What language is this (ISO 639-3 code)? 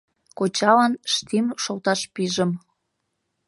chm